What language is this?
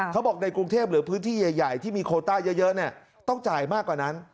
Thai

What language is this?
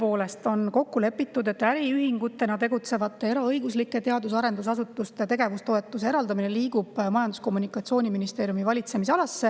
Estonian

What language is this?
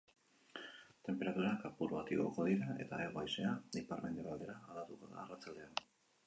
Basque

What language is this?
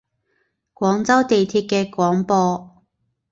Cantonese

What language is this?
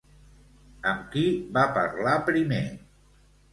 Catalan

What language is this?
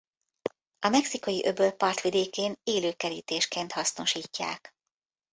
Hungarian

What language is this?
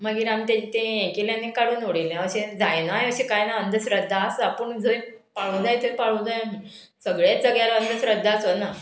Konkani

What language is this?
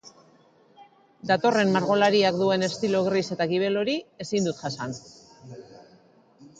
Basque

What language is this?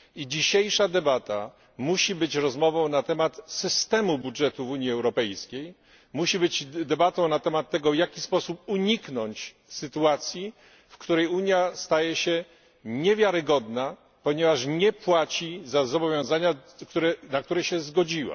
Polish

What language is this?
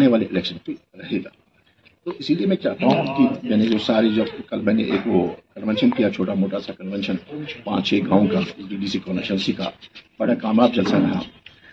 Urdu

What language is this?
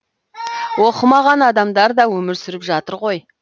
Kazakh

